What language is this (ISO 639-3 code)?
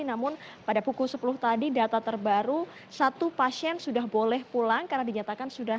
ind